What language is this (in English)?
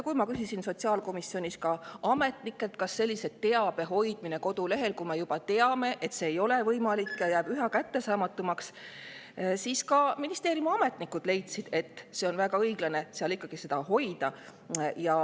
Estonian